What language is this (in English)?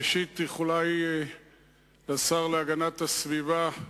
Hebrew